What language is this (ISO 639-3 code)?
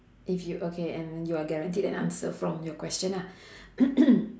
eng